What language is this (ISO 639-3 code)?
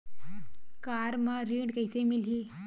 hne